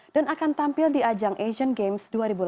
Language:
Indonesian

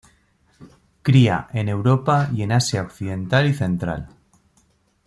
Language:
Spanish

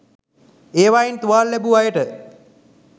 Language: Sinhala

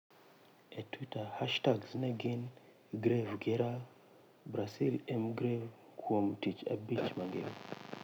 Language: Luo (Kenya and Tanzania)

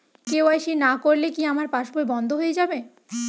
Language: Bangla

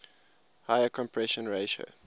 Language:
English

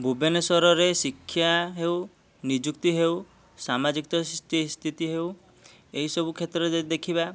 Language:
Odia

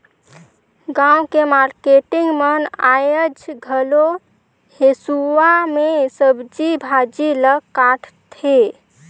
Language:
Chhattisgarhi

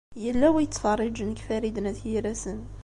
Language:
Kabyle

